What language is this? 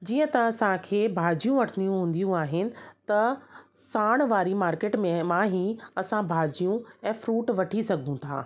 Sindhi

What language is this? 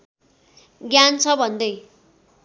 Nepali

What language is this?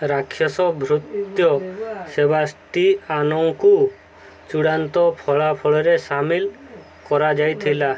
Odia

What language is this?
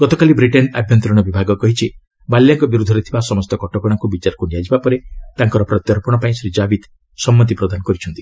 Odia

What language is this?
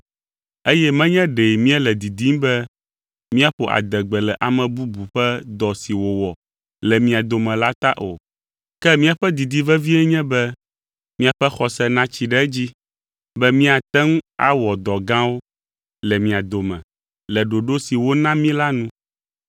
Ewe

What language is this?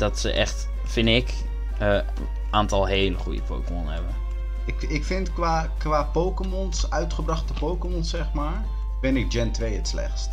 Dutch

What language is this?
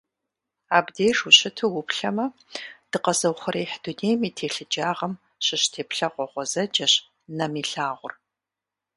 Kabardian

